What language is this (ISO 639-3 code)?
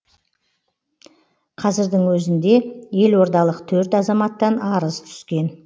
kaz